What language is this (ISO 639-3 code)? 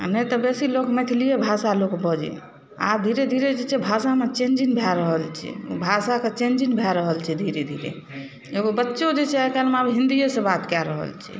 mai